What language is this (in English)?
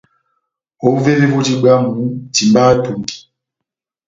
Batanga